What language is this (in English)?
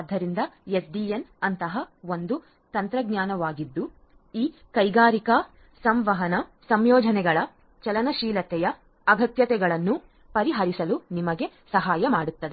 Kannada